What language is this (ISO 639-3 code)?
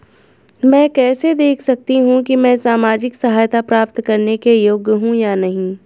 hin